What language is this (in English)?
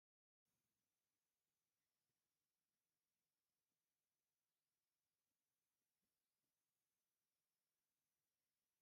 Tigrinya